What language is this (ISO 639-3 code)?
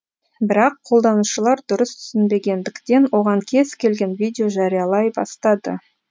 kaz